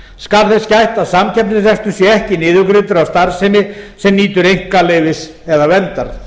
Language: Icelandic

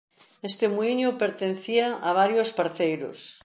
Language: Galician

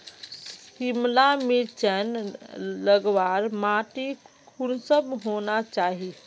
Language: Magahi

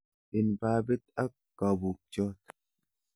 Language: Kalenjin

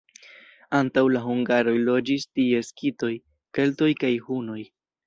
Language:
Esperanto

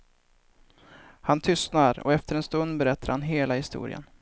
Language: Swedish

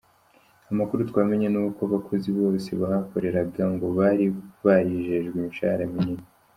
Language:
Kinyarwanda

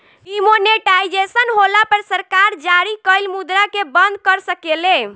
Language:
Bhojpuri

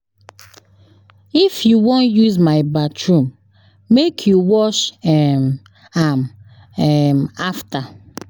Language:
Nigerian Pidgin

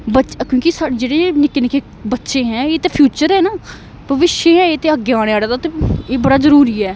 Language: Dogri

